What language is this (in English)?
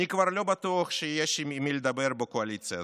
Hebrew